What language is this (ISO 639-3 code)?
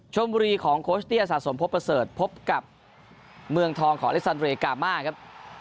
tha